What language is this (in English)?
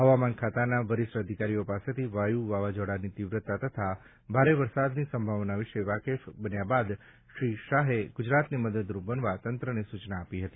Gujarati